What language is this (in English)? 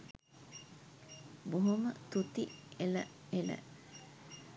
Sinhala